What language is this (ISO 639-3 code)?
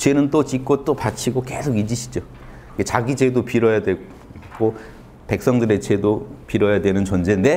kor